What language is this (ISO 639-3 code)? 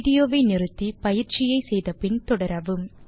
tam